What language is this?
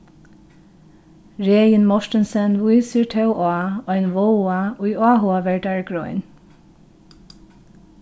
Faroese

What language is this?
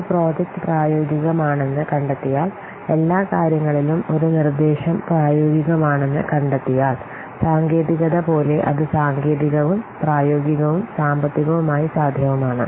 Malayalam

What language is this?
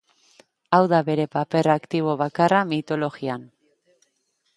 Basque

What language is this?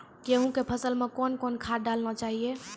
Maithili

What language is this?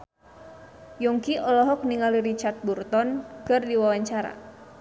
Sundanese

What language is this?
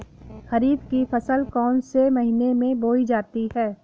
Hindi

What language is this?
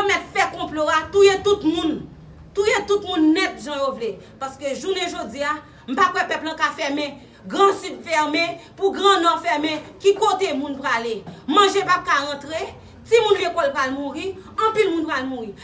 French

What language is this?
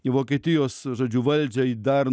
Lithuanian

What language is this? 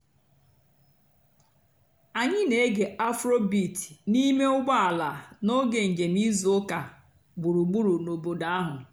Igbo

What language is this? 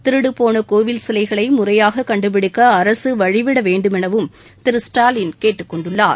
Tamil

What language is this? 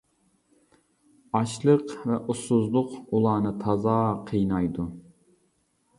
Uyghur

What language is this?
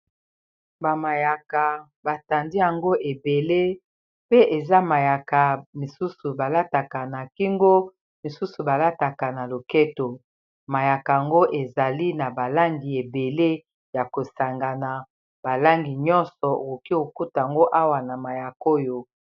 Lingala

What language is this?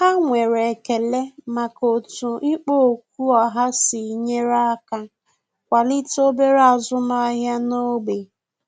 Igbo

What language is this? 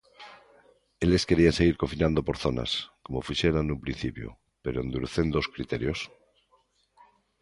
Galician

